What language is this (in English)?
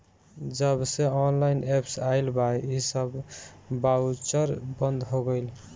Bhojpuri